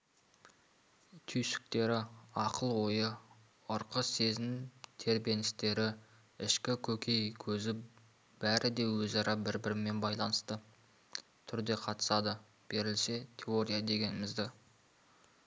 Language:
Kazakh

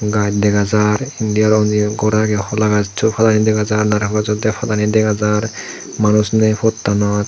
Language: Chakma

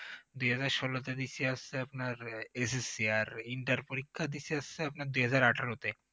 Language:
Bangla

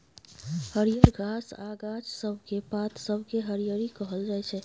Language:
Maithili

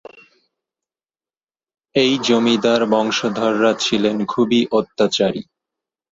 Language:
Bangla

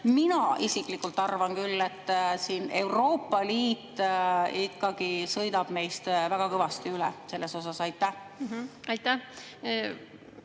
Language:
Estonian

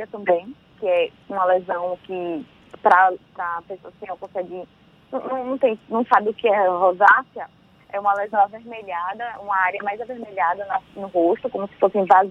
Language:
Portuguese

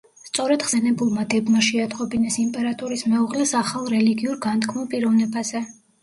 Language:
Georgian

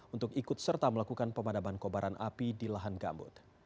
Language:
Indonesian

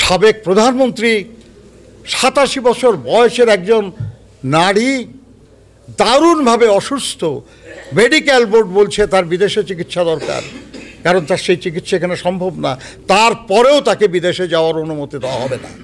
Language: Turkish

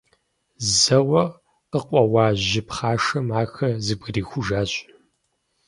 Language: Kabardian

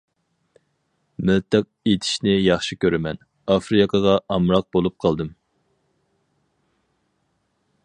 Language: Uyghur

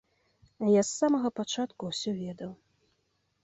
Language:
Belarusian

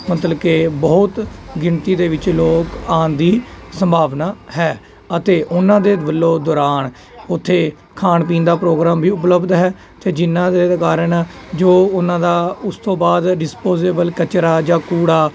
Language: Punjabi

